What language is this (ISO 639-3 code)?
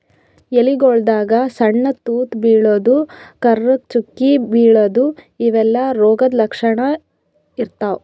kan